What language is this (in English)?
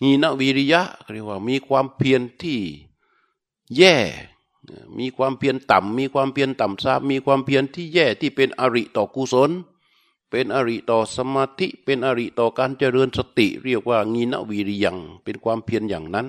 Thai